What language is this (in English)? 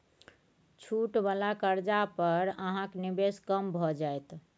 Maithili